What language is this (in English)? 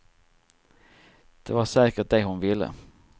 Swedish